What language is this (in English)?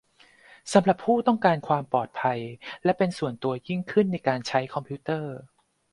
Thai